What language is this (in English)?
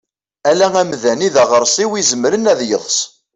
Kabyle